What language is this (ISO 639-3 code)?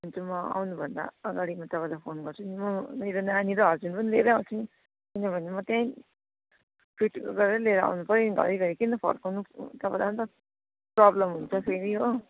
nep